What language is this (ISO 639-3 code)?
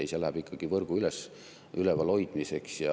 est